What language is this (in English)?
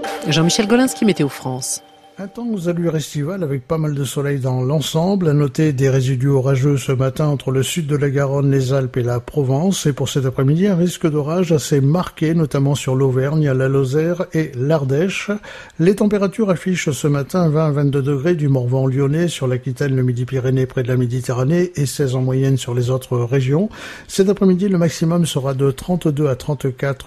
French